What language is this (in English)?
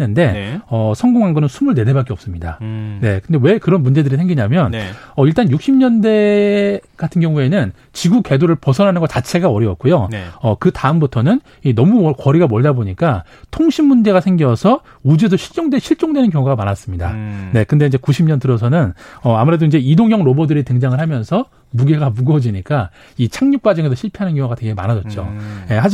Korean